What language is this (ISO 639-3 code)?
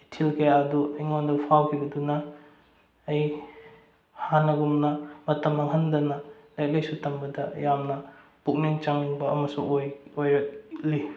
mni